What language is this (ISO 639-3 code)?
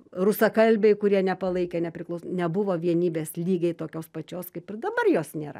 lit